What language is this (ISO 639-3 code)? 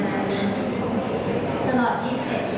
tha